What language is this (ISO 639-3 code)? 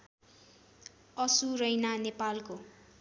nep